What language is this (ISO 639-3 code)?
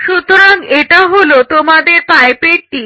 ben